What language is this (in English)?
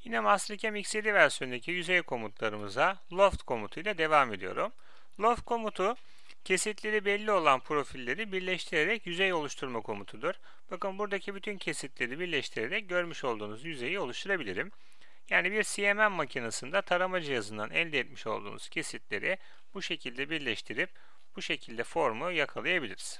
Turkish